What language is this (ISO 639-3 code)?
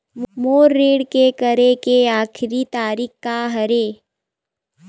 hne